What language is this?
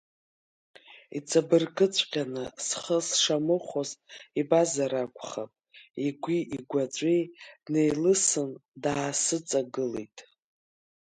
Abkhazian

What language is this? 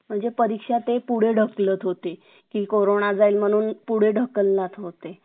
Marathi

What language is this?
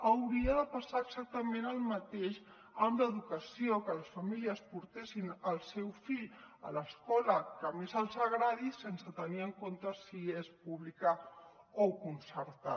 Catalan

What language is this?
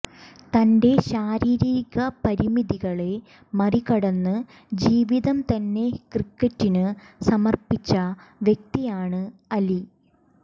Malayalam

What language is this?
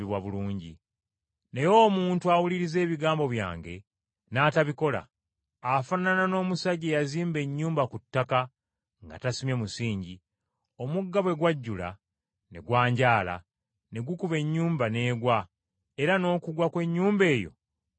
Ganda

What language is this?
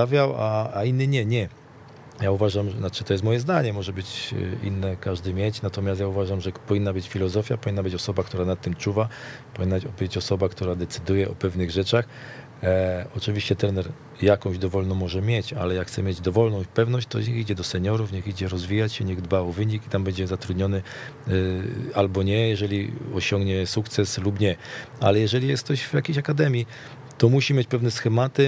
Polish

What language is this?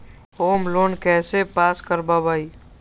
Magahi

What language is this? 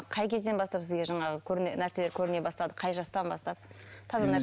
Kazakh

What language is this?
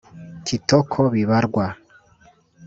Kinyarwanda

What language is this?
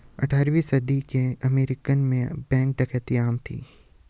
Hindi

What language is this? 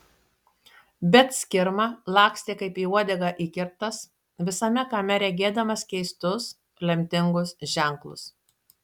Lithuanian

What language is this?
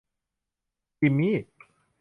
Thai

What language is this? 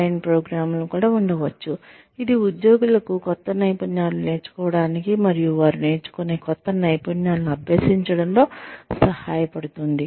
Telugu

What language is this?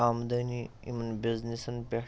Kashmiri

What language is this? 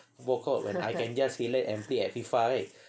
English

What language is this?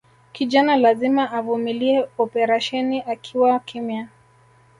Swahili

